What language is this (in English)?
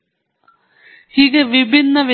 Kannada